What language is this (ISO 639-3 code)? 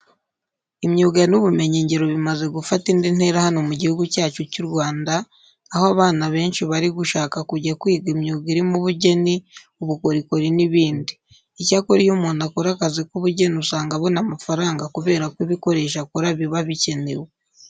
kin